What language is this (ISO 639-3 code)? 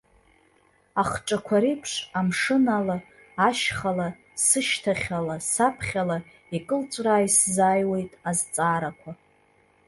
abk